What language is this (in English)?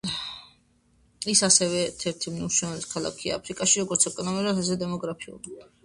Georgian